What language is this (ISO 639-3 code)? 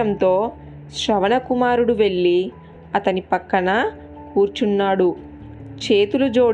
tel